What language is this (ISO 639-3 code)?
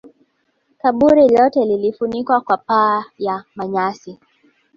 swa